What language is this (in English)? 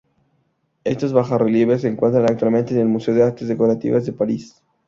Spanish